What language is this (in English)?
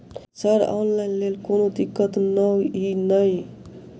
Maithili